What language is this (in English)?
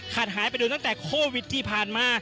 Thai